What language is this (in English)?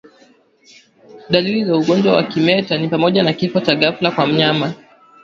Swahili